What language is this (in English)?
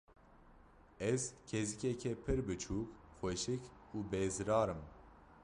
Kurdish